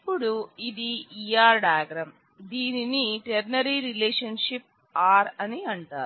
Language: Telugu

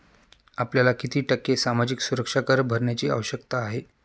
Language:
Marathi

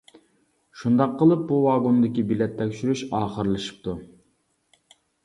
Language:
Uyghur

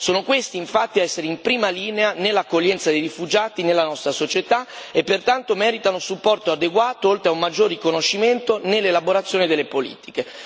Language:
Italian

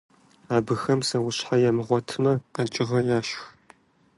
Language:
Kabardian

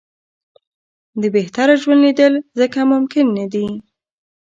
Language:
Pashto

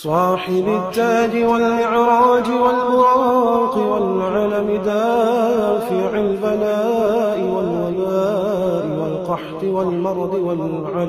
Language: Arabic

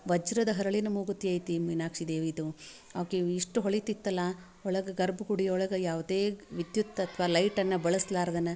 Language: Kannada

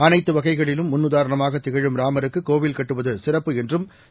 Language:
Tamil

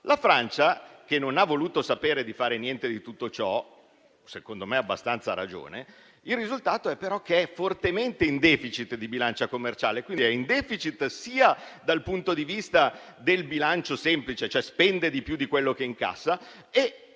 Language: Italian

